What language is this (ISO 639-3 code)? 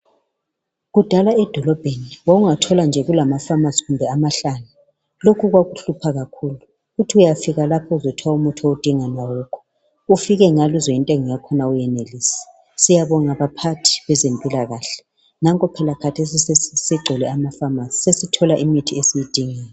nde